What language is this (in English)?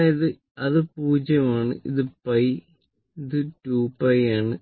Malayalam